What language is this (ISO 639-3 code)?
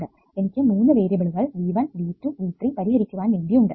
mal